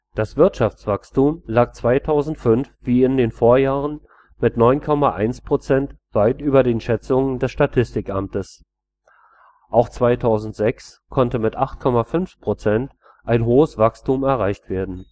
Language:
German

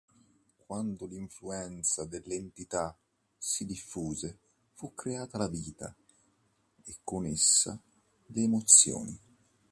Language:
Italian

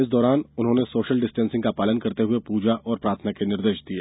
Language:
Hindi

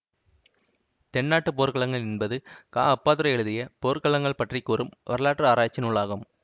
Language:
Tamil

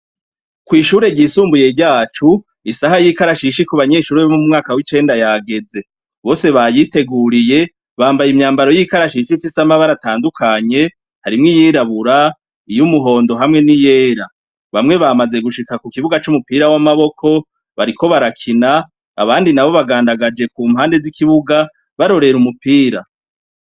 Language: Rundi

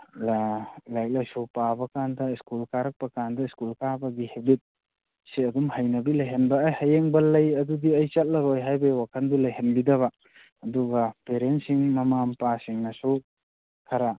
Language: Manipuri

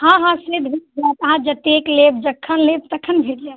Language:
Maithili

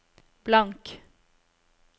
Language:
Norwegian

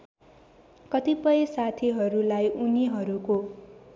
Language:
Nepali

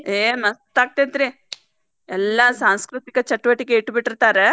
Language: Kannada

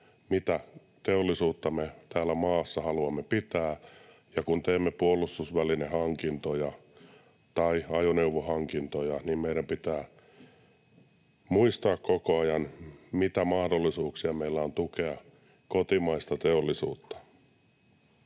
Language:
Finnish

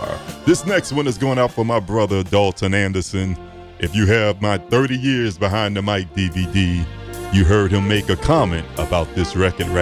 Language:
English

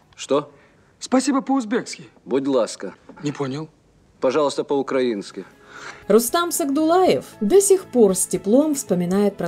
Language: Russian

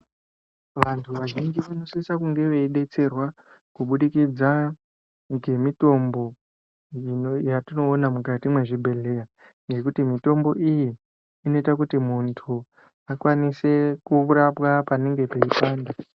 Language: Ndau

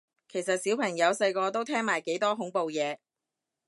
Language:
Cantonese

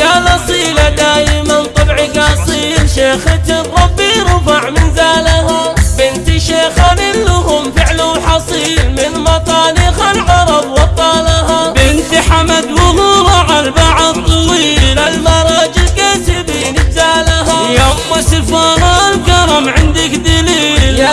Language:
Arabic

